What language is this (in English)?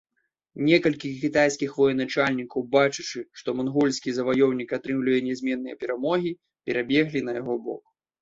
Belarusian